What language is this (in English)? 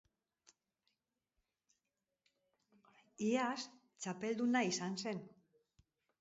Basque